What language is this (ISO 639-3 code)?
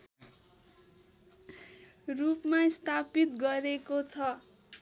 nep